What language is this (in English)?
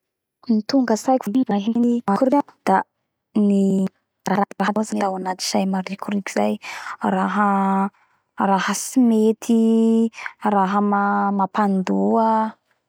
Bara Malagasy